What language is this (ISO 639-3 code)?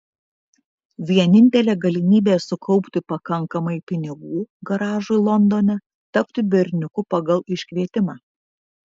lit